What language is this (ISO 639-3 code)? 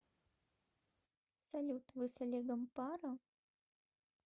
rus